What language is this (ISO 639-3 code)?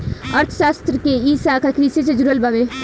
bho